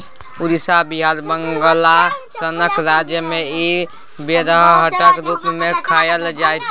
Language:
Maithili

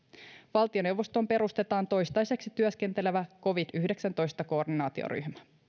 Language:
Finnish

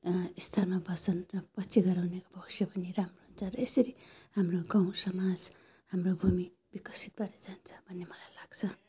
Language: Nepali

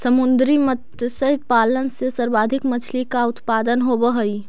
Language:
Magahi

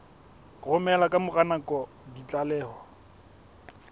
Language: Southern Sotho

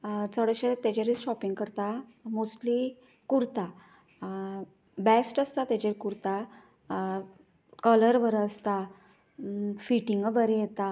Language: Konkani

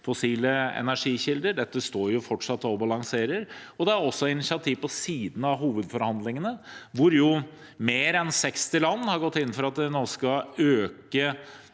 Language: Norwegian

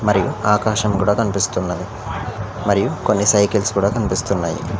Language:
Telugu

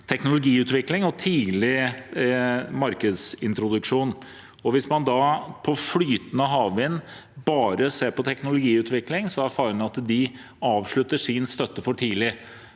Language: Norwegian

